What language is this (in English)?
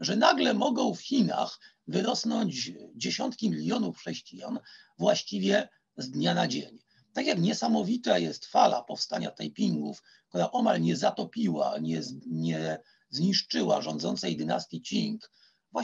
Polish